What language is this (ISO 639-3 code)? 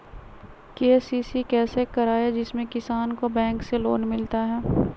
mag